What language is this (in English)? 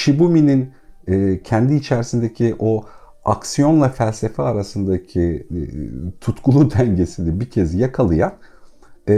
Turkish